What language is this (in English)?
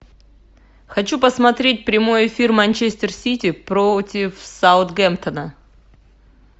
Russian